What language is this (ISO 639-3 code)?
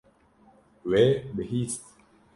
kur